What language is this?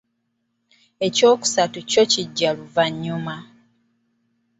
Ganda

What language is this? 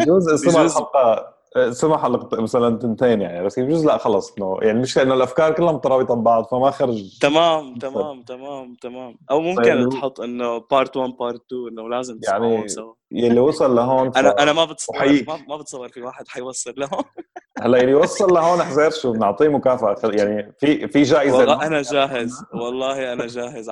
Arabic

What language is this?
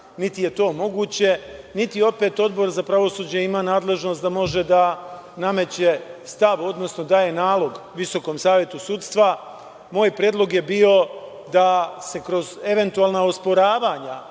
Serbian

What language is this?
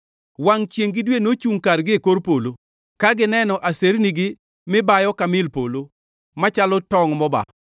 Luo (Kenya and Tanzania)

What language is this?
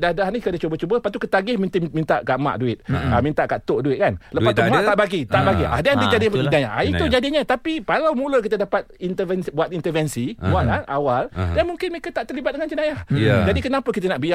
Malay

